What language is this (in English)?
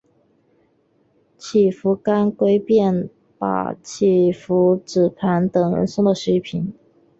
Chinese